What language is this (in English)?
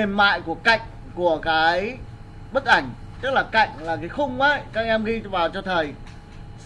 Vietnamese